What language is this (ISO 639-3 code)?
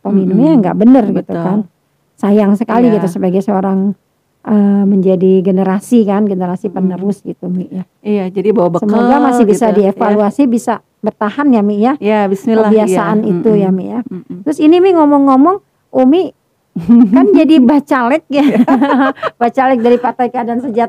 ind